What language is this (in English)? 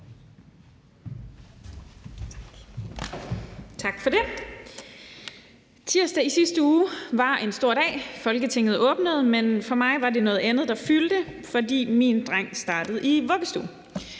Danish